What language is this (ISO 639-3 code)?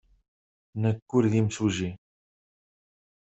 kab